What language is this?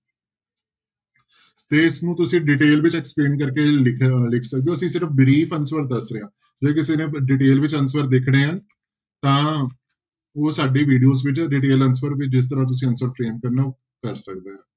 Punjabi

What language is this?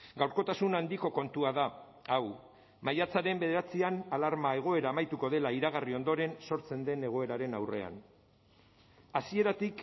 Basque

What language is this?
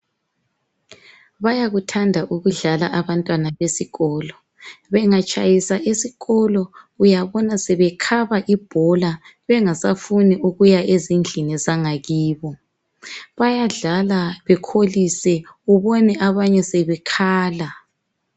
North Ndebele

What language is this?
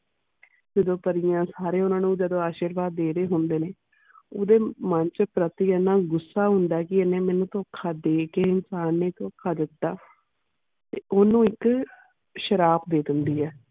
Punjabi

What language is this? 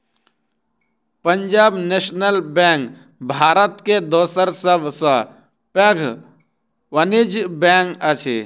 Maithili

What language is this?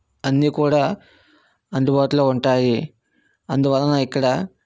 Telugu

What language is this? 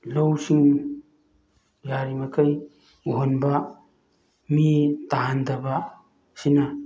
Manipuri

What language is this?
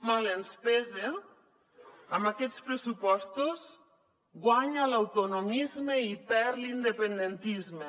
Catalan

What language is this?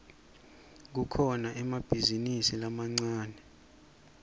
Swati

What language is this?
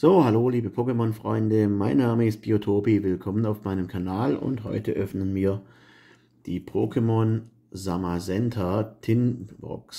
German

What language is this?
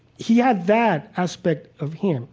English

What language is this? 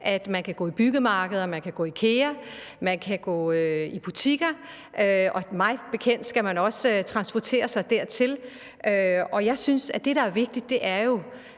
Danish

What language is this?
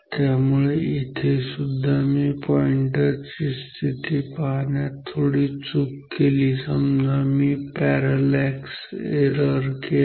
Marathi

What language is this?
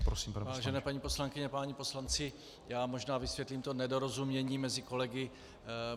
Czech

